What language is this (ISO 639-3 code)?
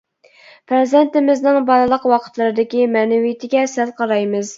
uig